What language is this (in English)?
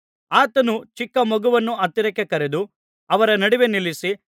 Kannada